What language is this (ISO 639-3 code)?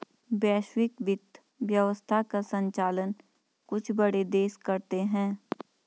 hin